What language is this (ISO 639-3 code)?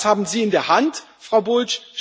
deu